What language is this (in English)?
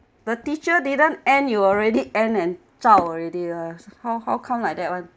English